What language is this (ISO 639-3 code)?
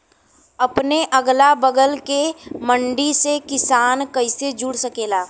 bho